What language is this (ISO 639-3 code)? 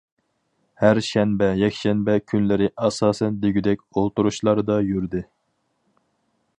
uig